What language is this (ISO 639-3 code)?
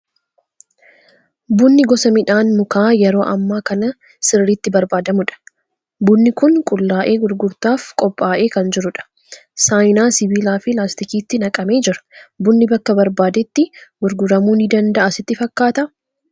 orm